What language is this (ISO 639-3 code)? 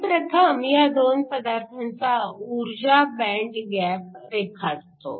mar